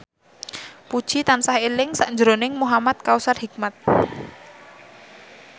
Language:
Javanese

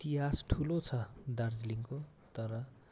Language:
Nepali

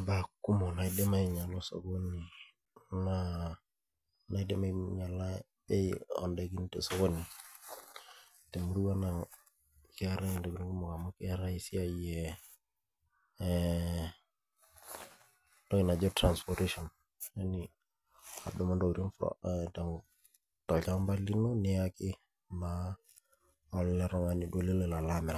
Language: Masai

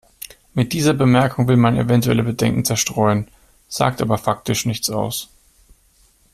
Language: German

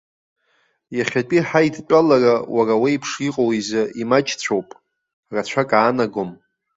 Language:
Abkhazian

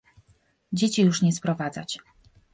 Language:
Polish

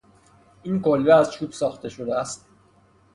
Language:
Persian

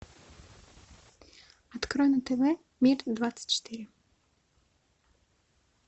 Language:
Russian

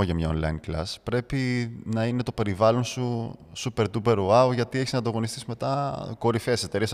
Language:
Greek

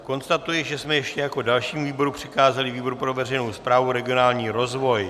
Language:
Czech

